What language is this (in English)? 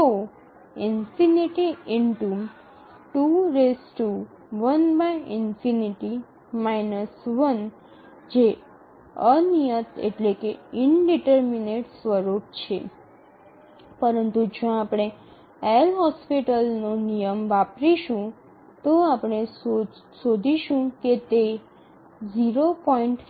Gujarati